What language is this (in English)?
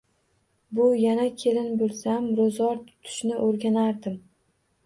Uzbek